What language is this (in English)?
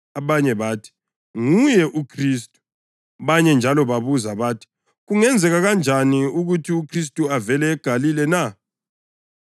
North Ndebele